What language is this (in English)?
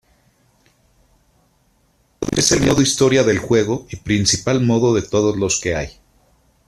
Spanish